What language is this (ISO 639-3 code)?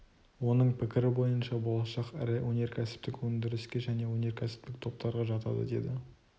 kaz